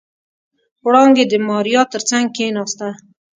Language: Pashto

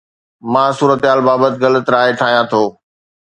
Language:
Sindhi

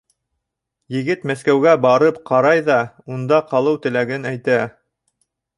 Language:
Bashkir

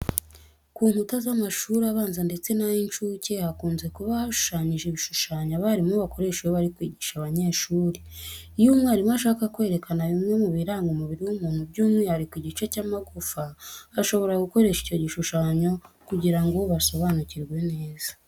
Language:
Kinyarwanda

